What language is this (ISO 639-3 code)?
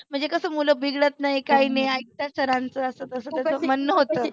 mar